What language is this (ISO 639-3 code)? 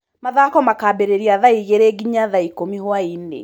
kik